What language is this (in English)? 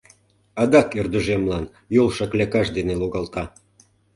Mari